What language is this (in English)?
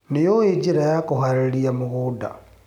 Kikuyu